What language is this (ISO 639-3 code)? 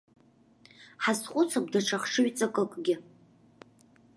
abk